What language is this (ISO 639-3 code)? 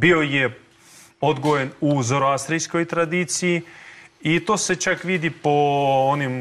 hrv